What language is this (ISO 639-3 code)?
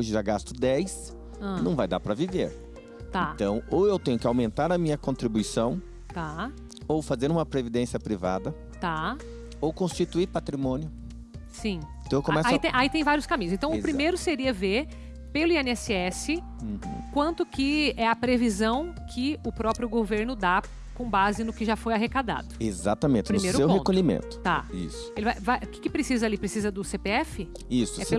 por